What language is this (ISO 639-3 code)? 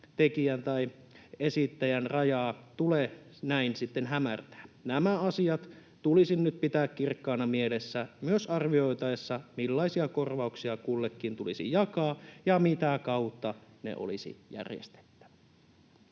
fin